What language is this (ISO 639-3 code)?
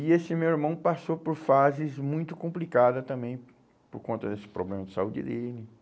por